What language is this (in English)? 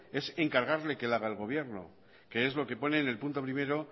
Spanish